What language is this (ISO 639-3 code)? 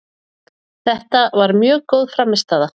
isl